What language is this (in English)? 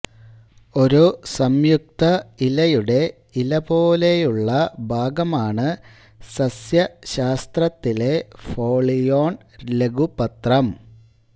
Malayalam